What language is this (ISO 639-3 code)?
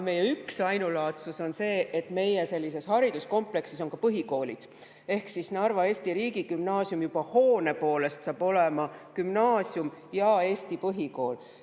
est